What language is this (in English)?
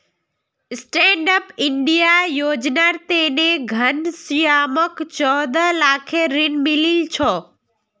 Magahi